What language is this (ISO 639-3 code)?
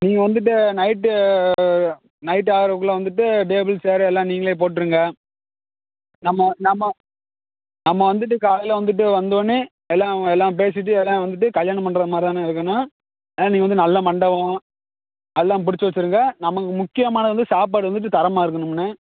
tam